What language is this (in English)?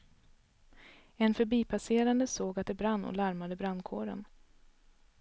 Swedish